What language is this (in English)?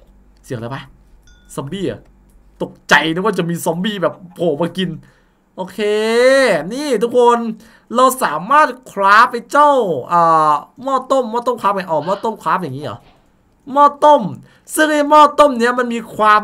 Thai